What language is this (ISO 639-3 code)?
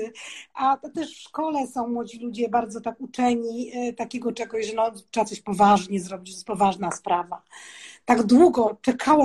pol